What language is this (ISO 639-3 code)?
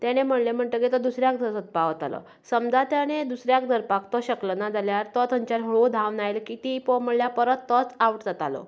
kok